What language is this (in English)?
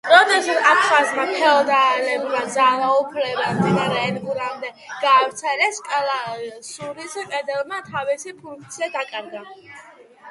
Georgian